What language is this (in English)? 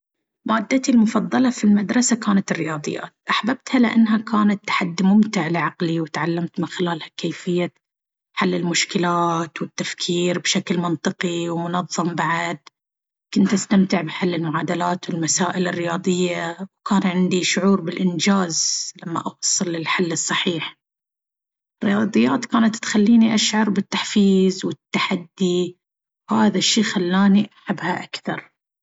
Baharna Arabic